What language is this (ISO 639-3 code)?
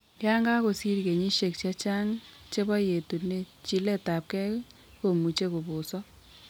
kln